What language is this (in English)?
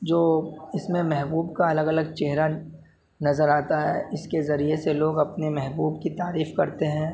Urdu